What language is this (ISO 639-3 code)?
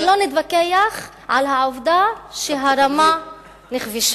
heb